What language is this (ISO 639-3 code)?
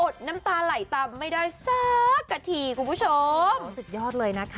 tha